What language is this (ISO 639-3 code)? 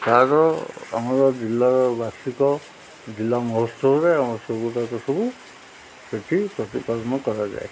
ori